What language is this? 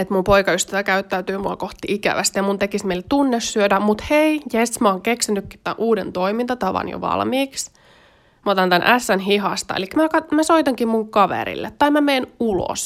Finnish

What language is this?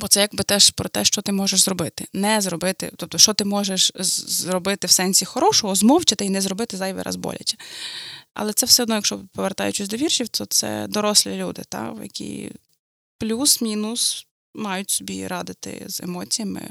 Ukrainian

